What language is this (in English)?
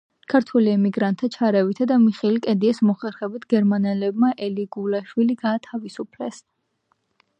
Georgian